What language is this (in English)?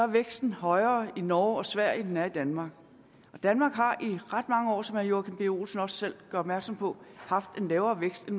Danish